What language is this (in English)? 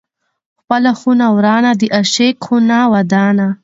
Pashto